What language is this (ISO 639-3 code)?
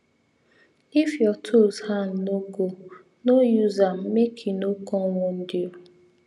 pcm